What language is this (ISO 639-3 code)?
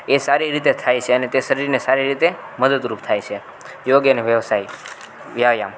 guj